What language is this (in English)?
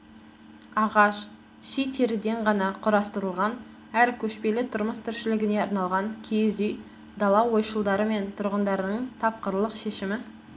Kazakh